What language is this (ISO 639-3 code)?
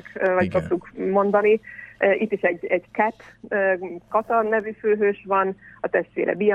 hun